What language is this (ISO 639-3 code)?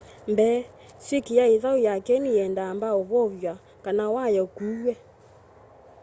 kam